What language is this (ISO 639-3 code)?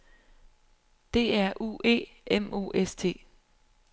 dan